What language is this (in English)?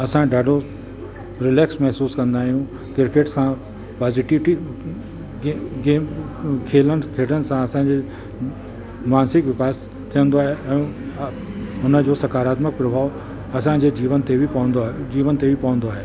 Sindhi